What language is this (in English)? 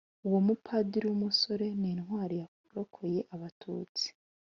Kinyarwanda